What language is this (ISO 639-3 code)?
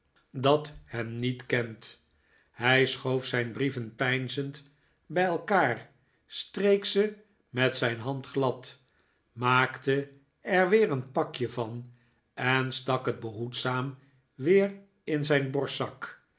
nld